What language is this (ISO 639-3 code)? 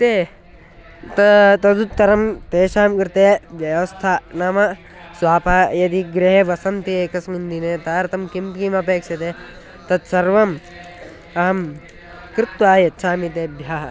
san